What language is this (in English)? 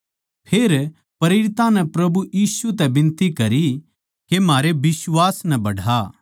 Haryanvi